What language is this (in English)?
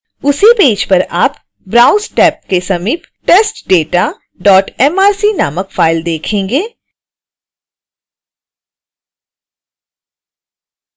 Hindi